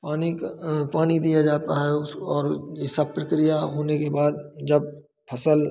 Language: Hindi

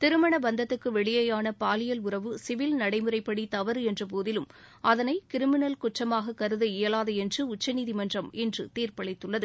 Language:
Tamil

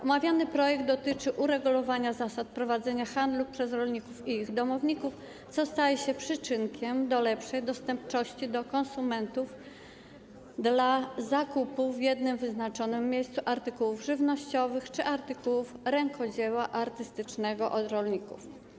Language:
Polish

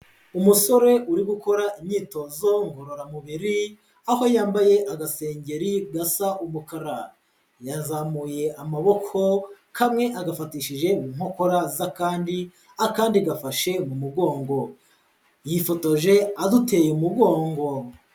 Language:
Kinyarwanda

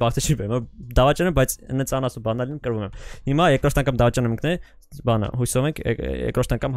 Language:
Turkish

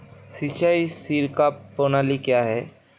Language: Hindi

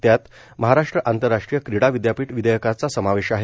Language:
Marathi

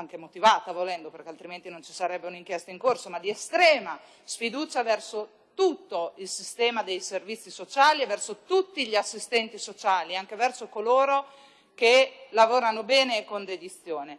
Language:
Italian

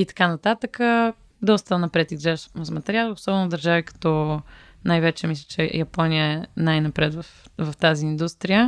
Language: Bulgarian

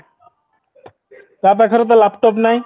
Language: Odia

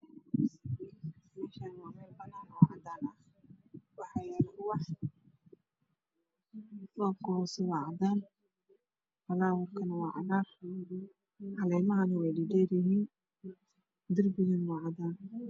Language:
Somali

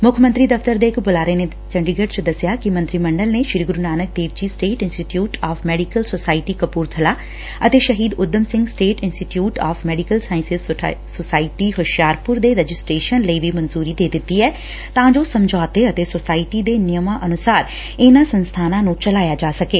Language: Punjabi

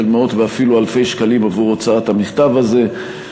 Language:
Hebrew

